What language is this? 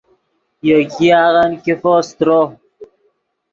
Yidgha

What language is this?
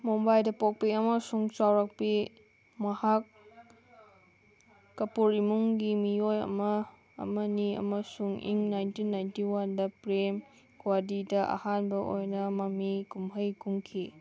Manipuri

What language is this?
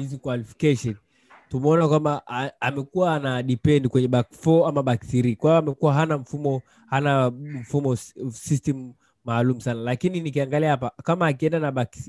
Swahili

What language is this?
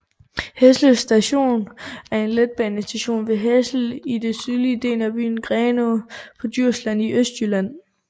Danish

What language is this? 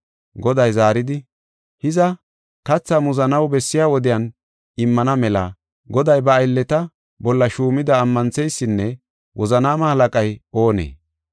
Gofa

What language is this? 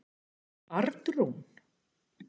Icelandic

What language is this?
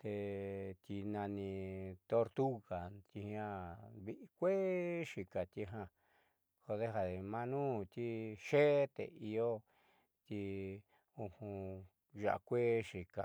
Southeastern Nochixtlán Mixtec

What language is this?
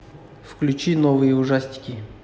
Russian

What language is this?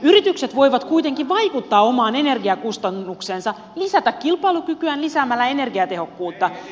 Finnish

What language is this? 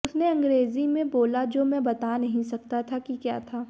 Hindi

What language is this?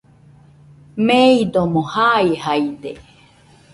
Nüpode Huitoto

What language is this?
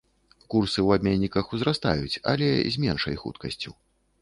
Belarusian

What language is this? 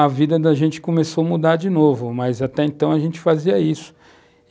Portuguese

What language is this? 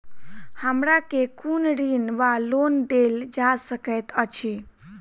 Maithili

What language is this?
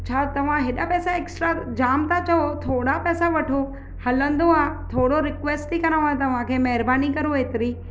Sindhi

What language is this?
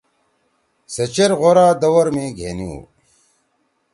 Torwali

